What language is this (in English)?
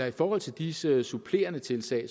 Danish